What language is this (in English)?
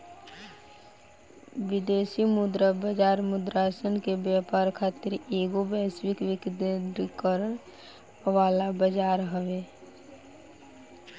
Bhojpuri